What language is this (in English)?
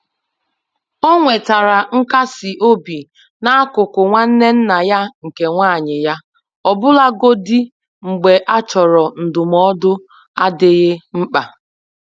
Igbo